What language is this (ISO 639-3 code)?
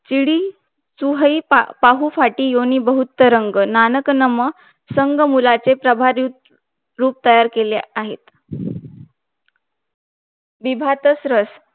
mar